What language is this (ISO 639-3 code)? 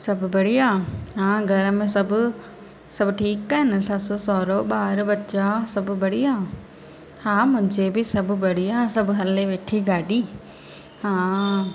snd